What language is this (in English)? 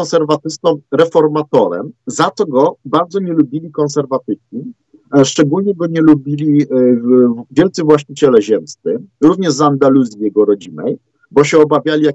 Polish